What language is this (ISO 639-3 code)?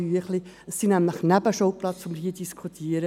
gsw